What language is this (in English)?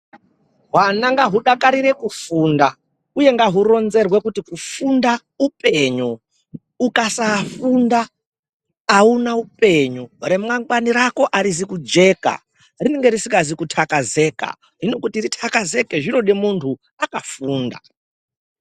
Ndau